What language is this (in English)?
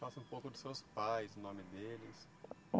Portuguese